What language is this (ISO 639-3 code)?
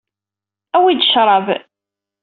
kab